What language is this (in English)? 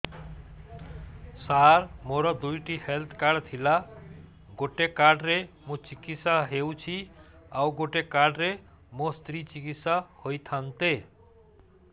Odia